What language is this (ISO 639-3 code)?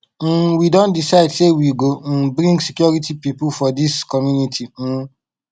pcm